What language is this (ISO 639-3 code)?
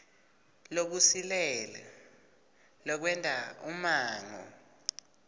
ssw